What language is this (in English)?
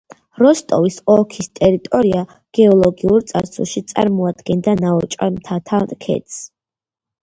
Georgian